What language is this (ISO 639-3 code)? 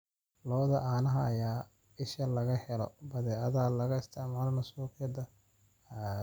som